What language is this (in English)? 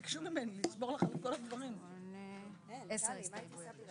Hebrew